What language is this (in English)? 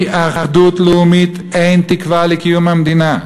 Hebrew